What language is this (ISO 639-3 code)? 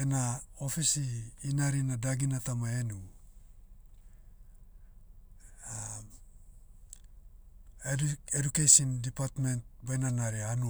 meu